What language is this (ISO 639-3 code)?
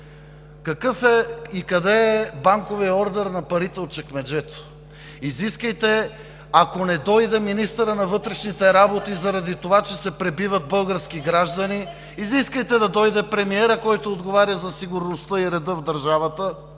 bul